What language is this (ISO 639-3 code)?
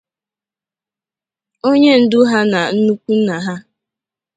ibo